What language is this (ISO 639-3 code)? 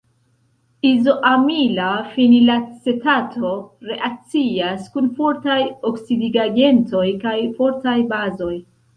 epo